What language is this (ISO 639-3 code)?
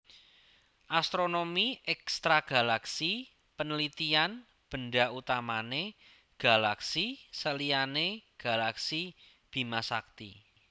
jav